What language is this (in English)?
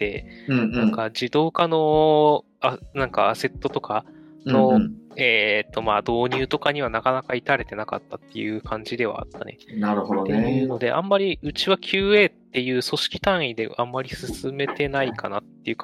Japanese